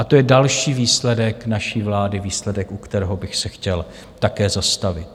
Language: Czech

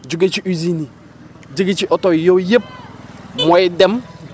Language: Wolof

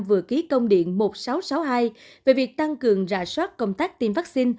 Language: Vietnamese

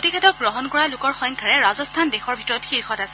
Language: Assamese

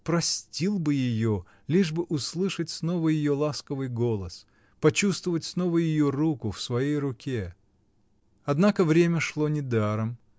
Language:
Russian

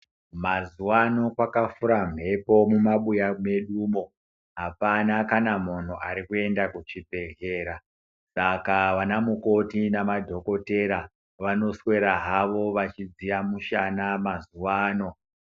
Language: Ndau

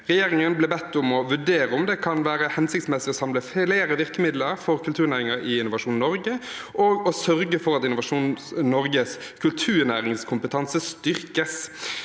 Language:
Norwegian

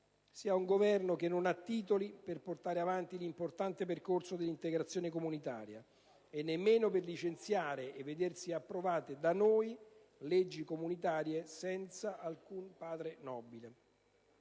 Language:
Italian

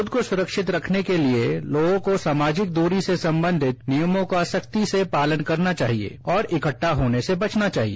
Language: Hindi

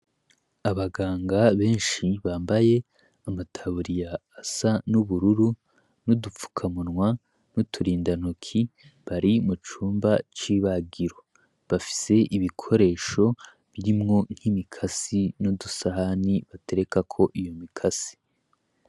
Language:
Rundi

